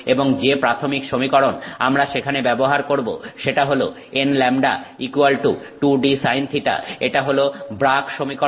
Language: Bangla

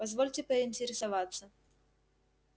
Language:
Russian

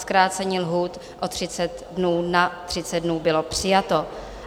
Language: Czech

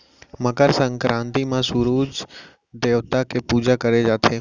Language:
Chhattisgarhi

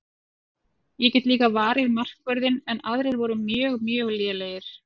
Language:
Icelandic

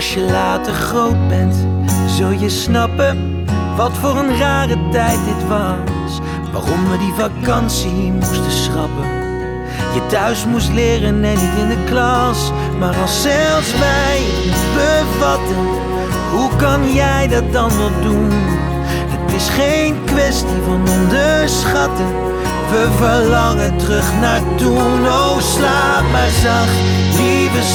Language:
Dutch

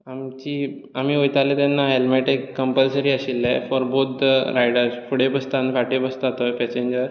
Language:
Konkani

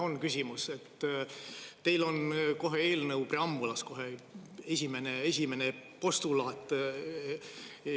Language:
Estonian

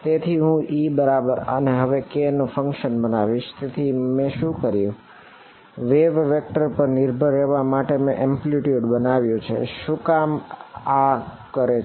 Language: Gujarati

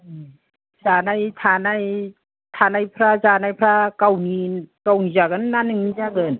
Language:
Bodo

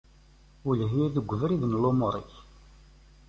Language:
Kabyle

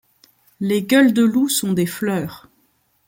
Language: French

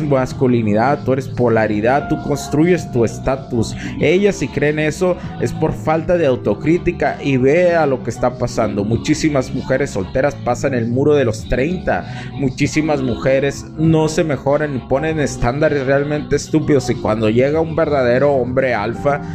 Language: Spanish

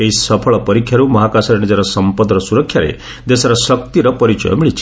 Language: Odia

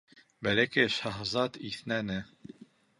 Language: Bashkir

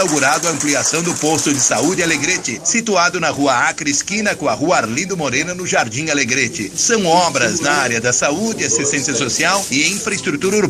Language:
Portuguese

